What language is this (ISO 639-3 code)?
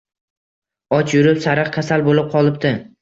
uzb